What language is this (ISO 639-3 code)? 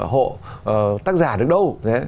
vie